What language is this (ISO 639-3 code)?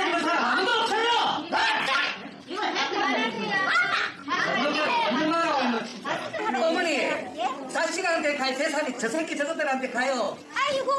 kor